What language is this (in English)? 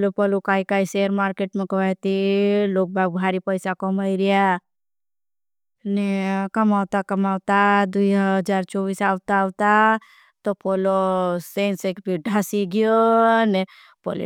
Bhili